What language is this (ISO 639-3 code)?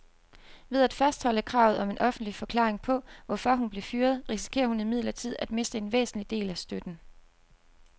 dan